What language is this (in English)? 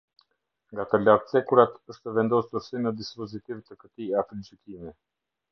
Albanian